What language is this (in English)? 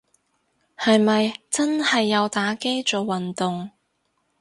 Cantonese